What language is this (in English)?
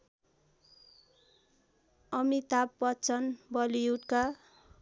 Nepali